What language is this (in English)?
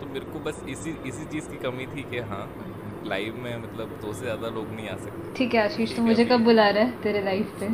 Hindi